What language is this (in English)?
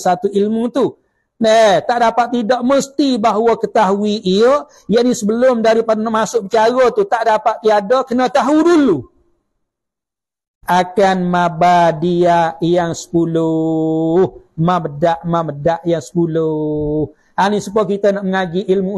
Malay